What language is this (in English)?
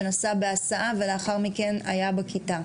Hebrew